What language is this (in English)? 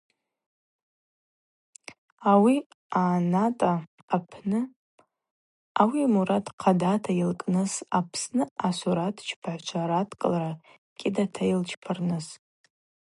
Abaza